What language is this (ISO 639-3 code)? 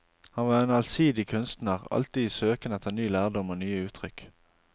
nor